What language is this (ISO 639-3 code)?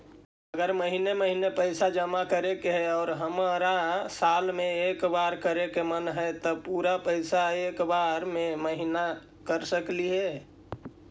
mag